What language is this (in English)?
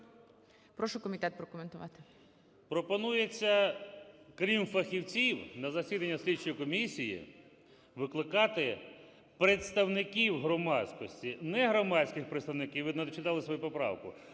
Ukrainian